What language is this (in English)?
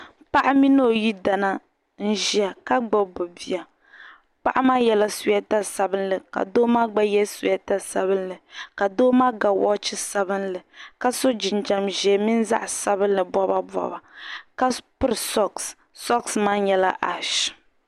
Dagbani